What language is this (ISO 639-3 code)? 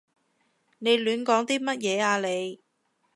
yue